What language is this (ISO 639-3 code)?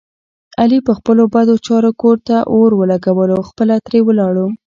pus